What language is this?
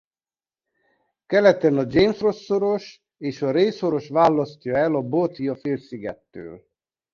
Hungarian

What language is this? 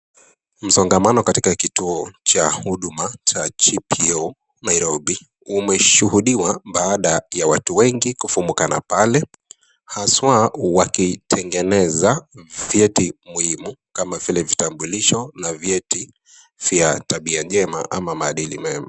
Swahili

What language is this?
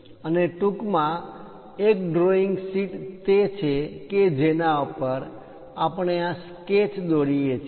Gujarati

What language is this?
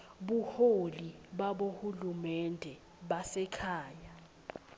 Swati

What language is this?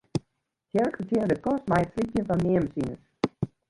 Western Frisian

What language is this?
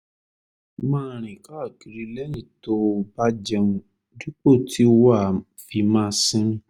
Yoruba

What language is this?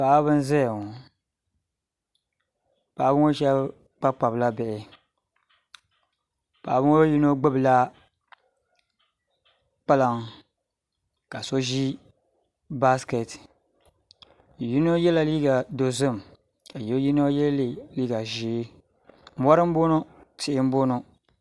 Dagbani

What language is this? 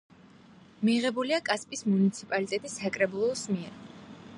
Georgian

